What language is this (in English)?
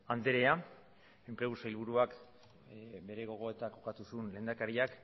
Basque